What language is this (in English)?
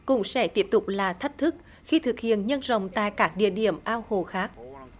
Vietnamese